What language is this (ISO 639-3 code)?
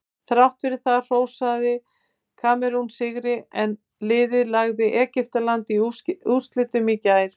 isl